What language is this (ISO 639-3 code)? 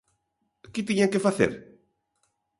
glg